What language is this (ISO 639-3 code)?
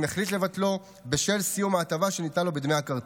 heb